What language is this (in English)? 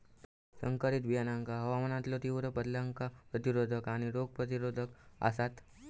Marathi